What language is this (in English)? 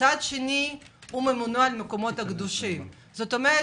Hebrew